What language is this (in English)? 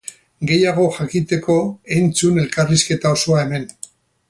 Basque